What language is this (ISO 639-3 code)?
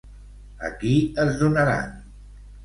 cat